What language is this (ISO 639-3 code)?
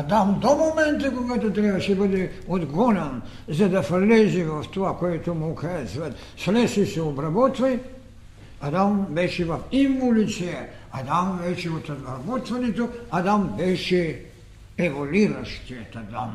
bul